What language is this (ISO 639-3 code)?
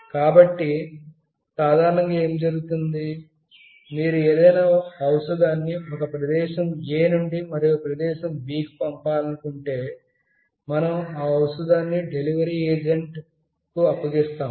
tel